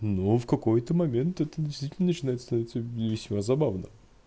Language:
Russian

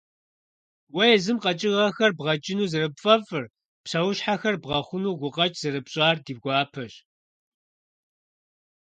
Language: Kabardian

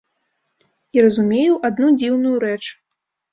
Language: Belarusian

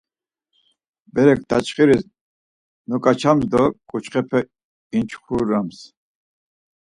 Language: Laz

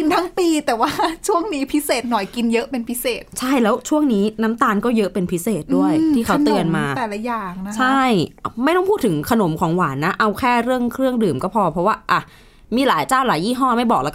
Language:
Thai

